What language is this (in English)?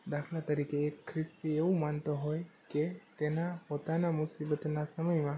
Gujarati